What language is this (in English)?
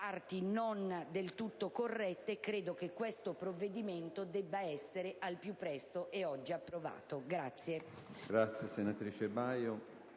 Italian